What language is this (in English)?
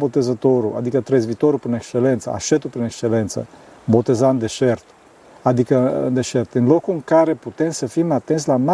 Romanian